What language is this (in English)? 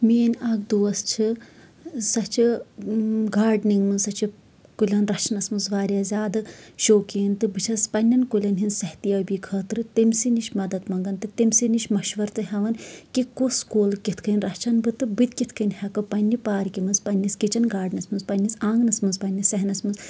Kashmiri